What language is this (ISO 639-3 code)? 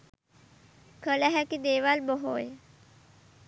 sin